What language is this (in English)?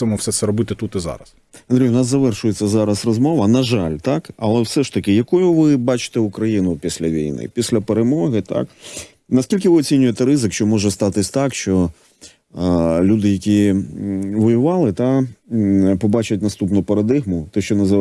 Ukrainian